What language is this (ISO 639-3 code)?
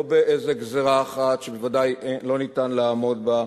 heb